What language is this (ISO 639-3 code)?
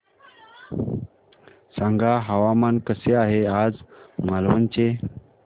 mar